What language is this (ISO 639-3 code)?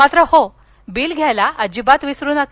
mar